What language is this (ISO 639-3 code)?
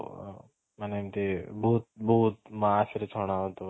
ori